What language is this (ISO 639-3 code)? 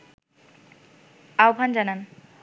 ben